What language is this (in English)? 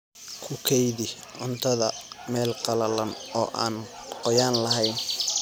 Somali